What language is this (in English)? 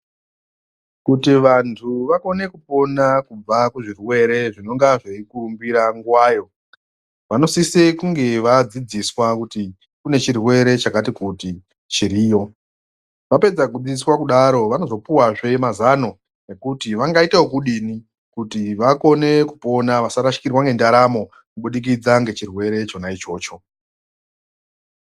Ndau